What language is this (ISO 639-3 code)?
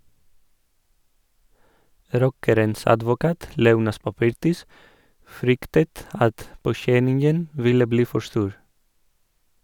nor